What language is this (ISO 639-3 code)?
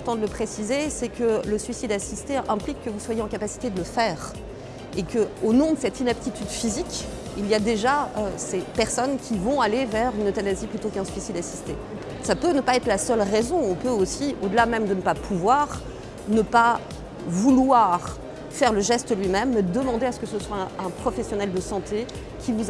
fra